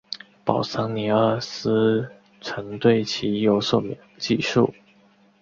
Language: Chinese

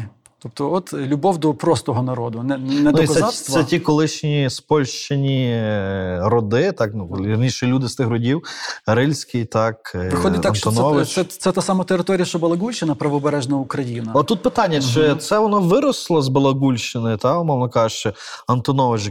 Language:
Ukrainian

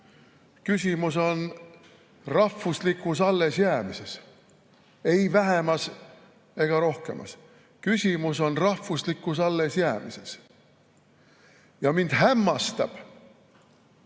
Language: Estonian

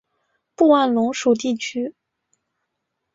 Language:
Chinese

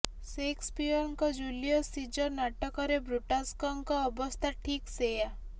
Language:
Odia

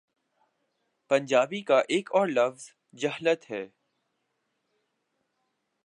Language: Urdu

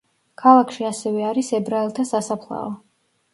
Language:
Georgian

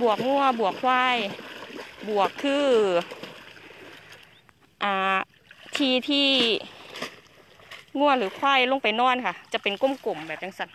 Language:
Thai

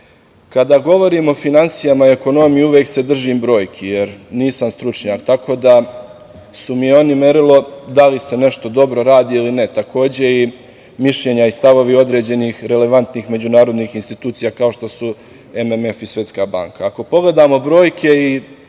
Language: Serbian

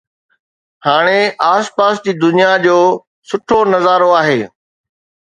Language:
Sindhi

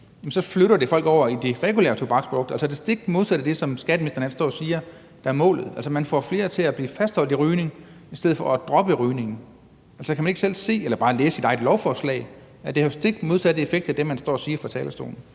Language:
Danish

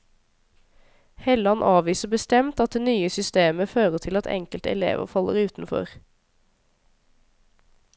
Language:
Norwegian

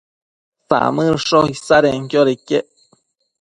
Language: Matsés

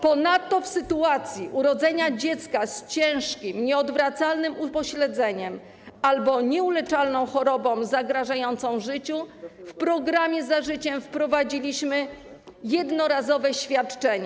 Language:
Polish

